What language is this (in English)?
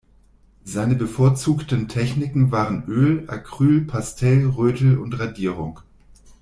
German